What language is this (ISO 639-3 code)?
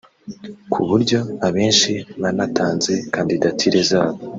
kin